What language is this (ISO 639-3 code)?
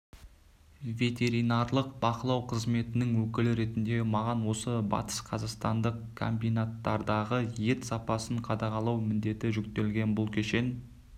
kaz